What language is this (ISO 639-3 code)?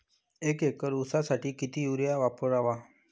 mar